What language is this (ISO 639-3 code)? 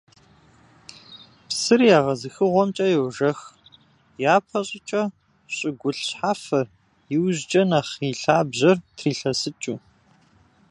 kbd